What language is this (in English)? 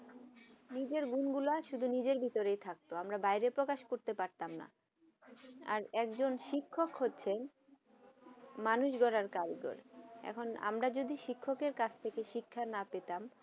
Bangla